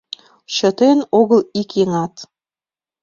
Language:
Mari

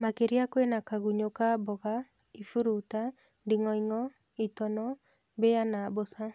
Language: Kikuyu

